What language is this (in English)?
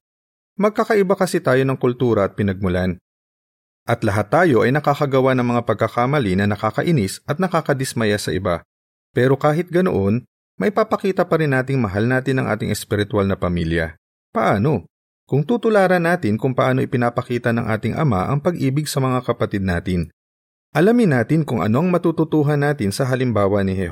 Filipino